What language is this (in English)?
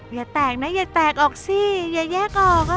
Thai